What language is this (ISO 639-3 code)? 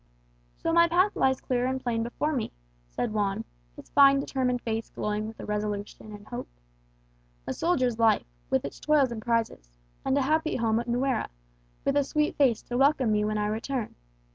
eng